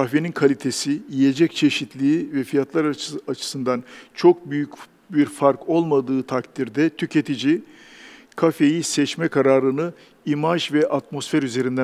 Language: Turkish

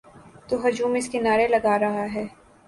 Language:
Urdu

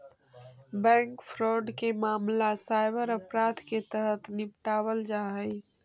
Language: Magahi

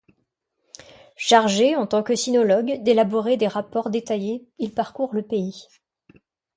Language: French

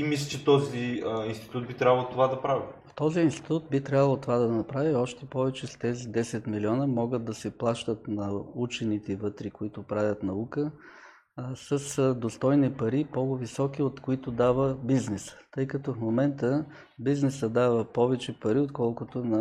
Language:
Bulgarian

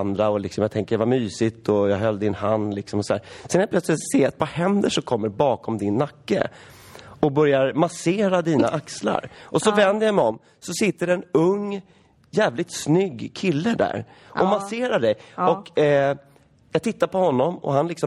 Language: Swedish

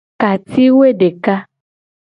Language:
Gen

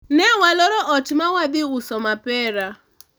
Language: Luo (Kenya and Tanzania)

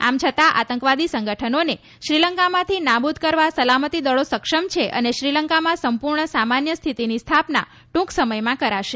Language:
Gujarati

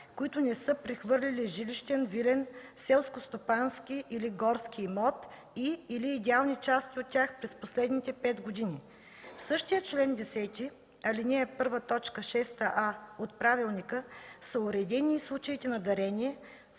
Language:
Bulgarian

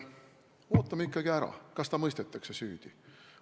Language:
Estonian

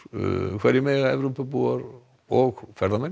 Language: Icelandic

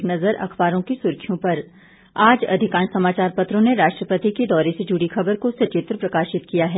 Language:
Hindi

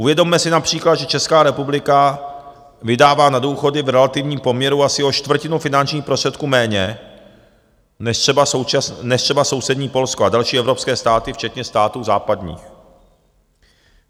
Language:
Czech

